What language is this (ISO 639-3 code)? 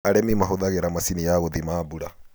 kik